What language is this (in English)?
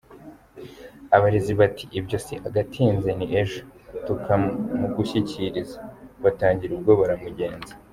Kinyarwanda